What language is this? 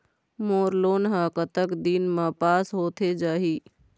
Chhattisgarhi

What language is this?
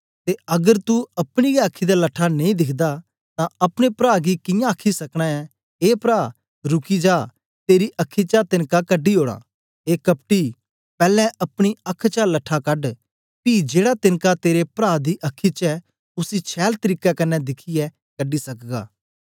Dogri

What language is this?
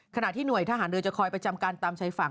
Thai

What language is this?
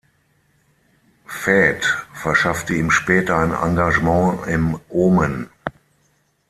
German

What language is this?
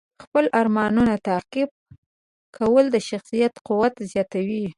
Pashto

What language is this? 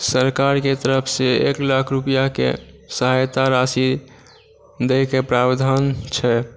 Maithili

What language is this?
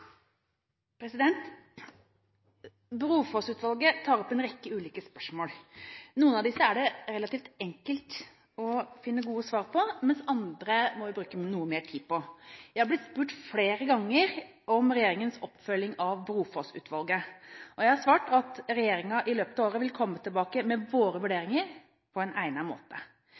Norwegian Bokmål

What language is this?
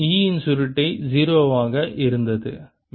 Tamil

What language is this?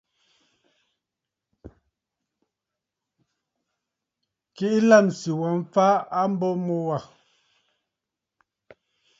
Bafut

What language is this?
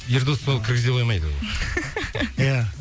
Kazakh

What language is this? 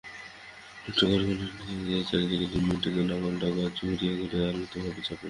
Bangla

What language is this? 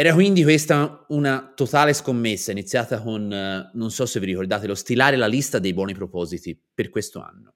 Italian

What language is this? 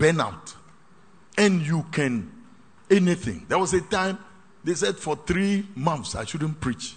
English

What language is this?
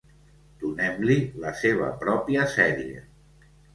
Catalan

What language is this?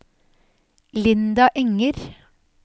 Norwegian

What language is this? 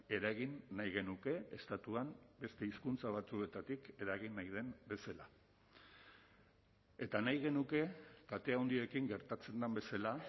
Basque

